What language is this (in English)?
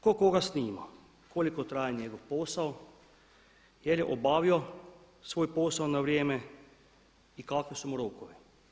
Croatian